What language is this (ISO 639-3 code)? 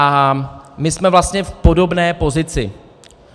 ces